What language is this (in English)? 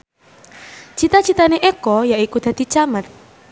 Javanese